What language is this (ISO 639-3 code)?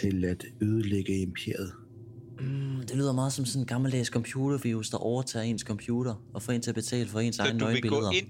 dan